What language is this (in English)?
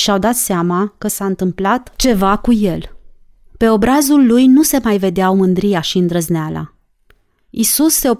Romanian